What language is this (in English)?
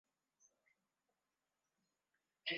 Swahili